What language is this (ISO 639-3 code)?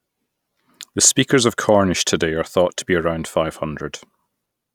eng